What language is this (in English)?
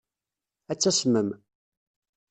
Kabyle